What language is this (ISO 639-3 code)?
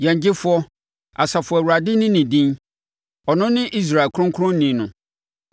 aka